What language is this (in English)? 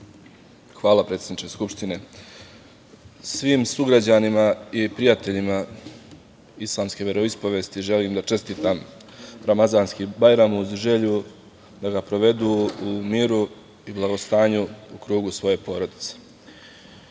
Serbian